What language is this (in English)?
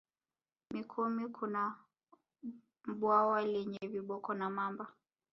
Swahili